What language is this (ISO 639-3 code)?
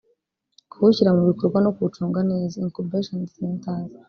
kin